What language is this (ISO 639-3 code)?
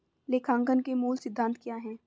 hin